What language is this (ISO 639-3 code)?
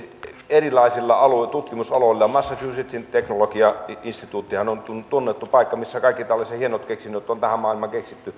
fin